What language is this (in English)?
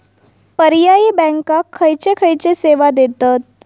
Marathi